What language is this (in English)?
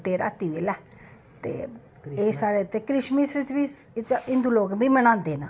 Dogri